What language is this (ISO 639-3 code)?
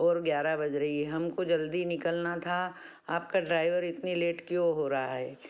hin